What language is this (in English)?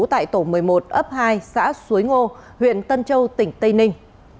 Vietnamese